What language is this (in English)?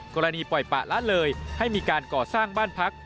Thai